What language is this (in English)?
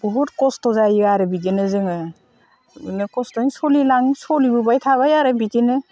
Bodo